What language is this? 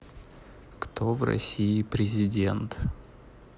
Russian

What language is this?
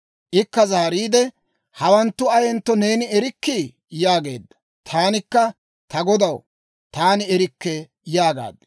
Dawro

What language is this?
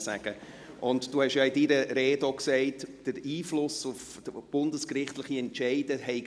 Swiss German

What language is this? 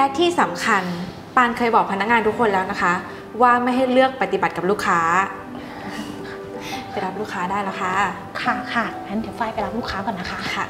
Thai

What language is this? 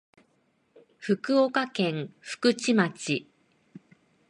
Japanese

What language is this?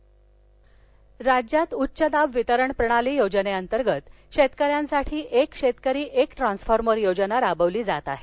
Marathi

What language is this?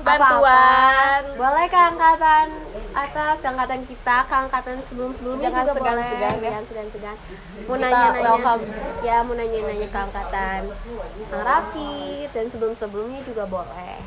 Indonesian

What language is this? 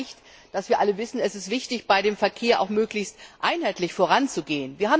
German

